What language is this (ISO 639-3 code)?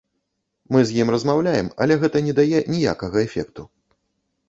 bel